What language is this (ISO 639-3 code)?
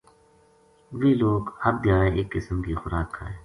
gju